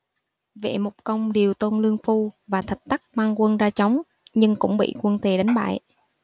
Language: Vietnamese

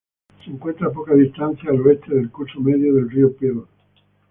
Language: Spanish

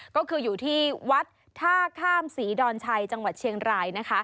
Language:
Thai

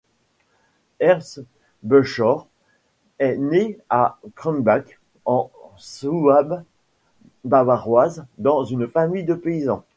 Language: French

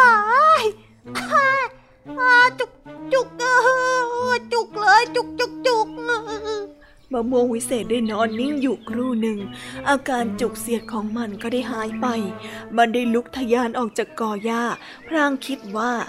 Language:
Thai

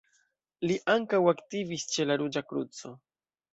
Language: Esperanto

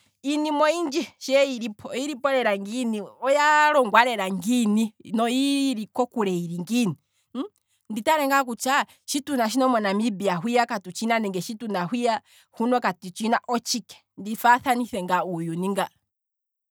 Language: Kwambi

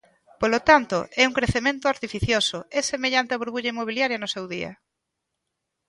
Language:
Galician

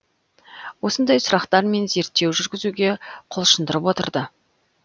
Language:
Kazakh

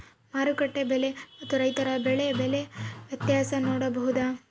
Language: Kannada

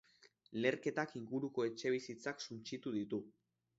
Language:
Basque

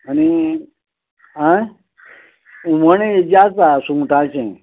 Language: Konkani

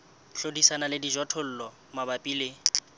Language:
Southern Sotho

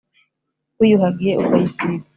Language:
Kinyarwanda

